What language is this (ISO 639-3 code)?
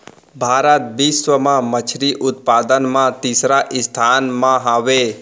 hne